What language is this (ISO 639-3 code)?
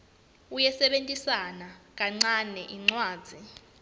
ssw